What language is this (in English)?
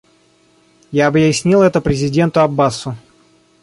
Russian